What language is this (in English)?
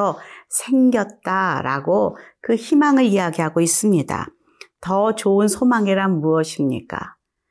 Korean